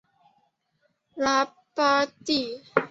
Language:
Chinese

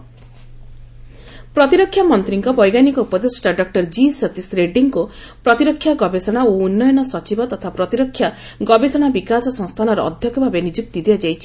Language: Odia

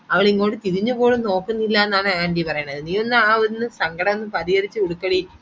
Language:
Malayalam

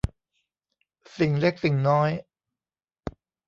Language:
Thai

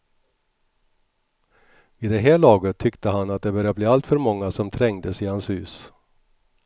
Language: Swedish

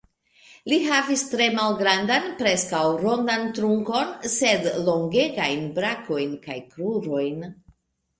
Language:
Esperanto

